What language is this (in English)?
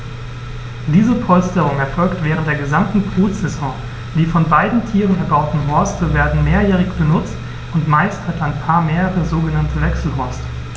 German